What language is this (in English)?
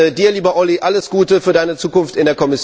German